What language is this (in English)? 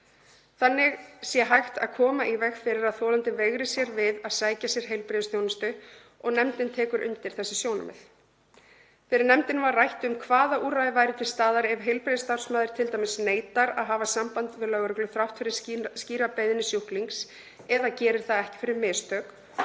Icelandic